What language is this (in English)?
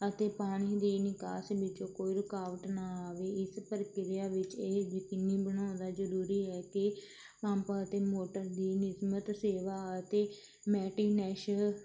Punjabi